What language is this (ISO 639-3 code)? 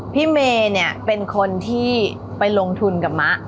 tha